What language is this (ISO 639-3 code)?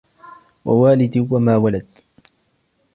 ara